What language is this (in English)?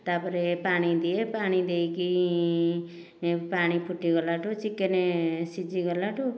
Odia